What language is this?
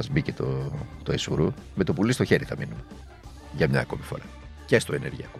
Greek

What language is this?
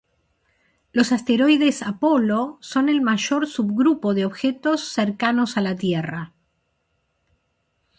Spanish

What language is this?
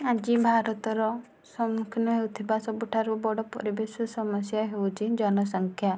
Odia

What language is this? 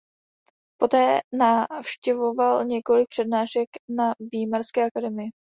Czech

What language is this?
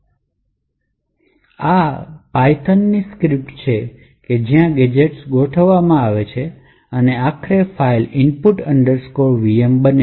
Gujarati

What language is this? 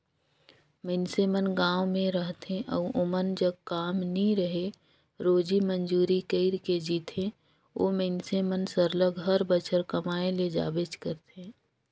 Chhattisgarhi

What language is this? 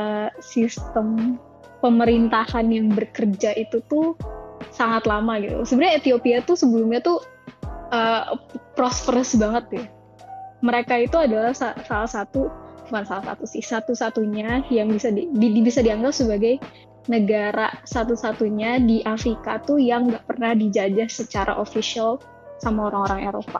Indonesian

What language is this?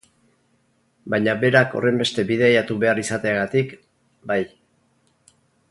Basque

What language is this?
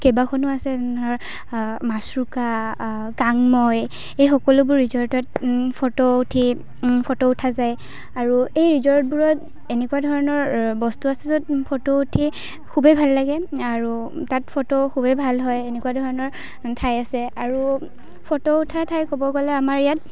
Assamese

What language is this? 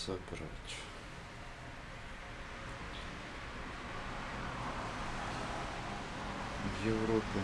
Russian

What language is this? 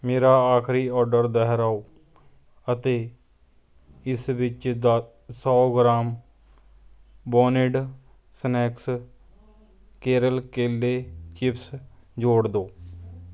Punjabi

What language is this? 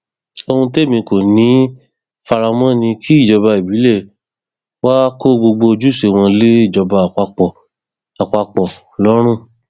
Yoruba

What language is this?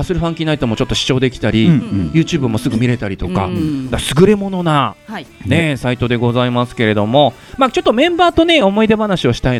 Japanese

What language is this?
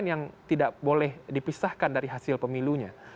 Indonesian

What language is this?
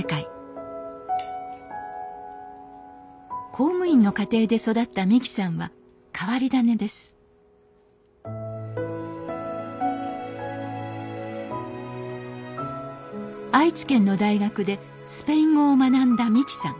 Japanese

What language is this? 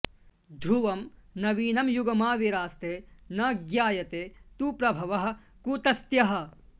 Sanskrit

